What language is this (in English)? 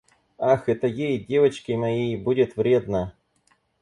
Russian